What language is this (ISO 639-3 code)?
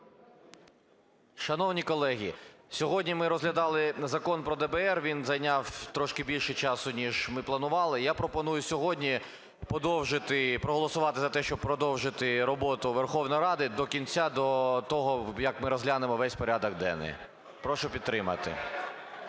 ukr